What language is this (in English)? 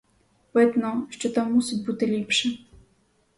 Ukrainian